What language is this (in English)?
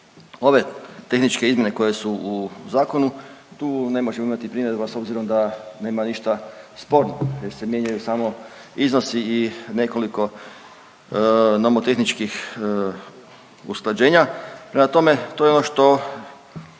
Croatian